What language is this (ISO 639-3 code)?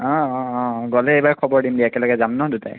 asm